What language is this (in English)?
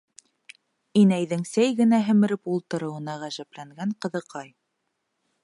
Bashkir